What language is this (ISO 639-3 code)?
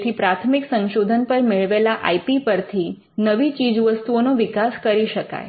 guj